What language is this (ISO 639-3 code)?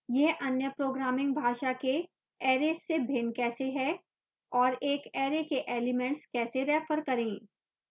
hin